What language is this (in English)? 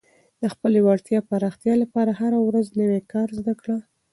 Pashto